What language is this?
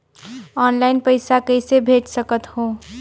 Chhattisgarhi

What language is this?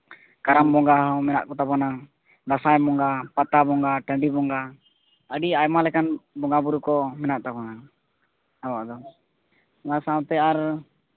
Santali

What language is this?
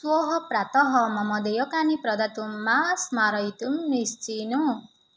Sanskrit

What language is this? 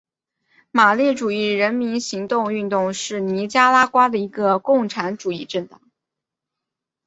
Chinese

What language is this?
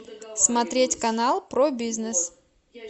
Russian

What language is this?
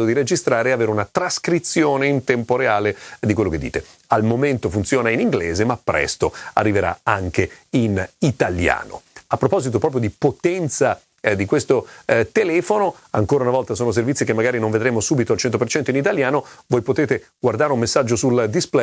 Italian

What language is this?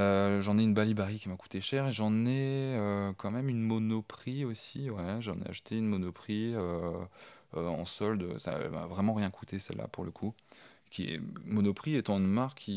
French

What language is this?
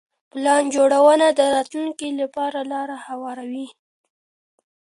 Pashto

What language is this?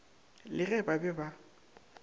Northern Sotho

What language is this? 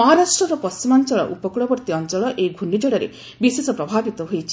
Odia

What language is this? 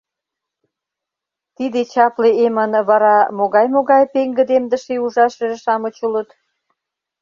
Mari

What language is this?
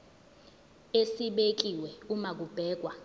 Zulu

